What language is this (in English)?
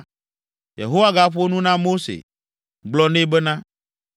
Ewe